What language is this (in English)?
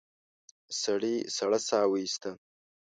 Pashto